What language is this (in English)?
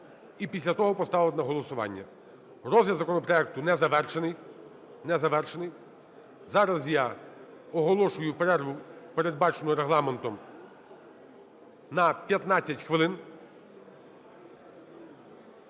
Ukrainian